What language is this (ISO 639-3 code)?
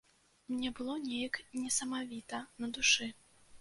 bel